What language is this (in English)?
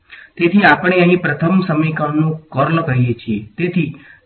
Gujarati